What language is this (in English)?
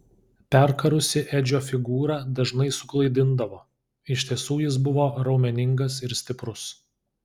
Lithuanian